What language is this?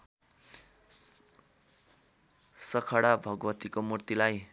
Nepali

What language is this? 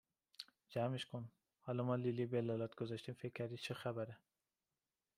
Persian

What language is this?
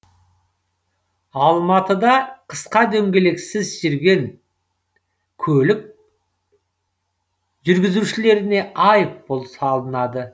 Kazakh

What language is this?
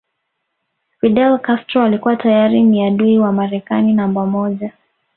Swahili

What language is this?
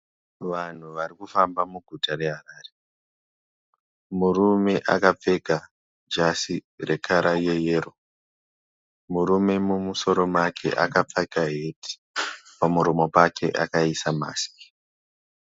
Shona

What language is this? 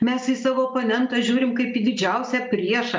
Lithuanian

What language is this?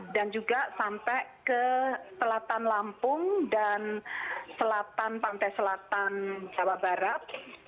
Indonesian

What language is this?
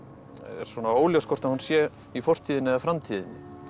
Icelandic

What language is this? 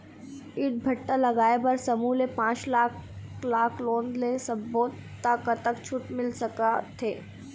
Chhattisgarhi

